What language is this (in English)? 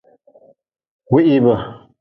Nawdm